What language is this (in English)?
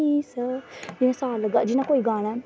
Dogri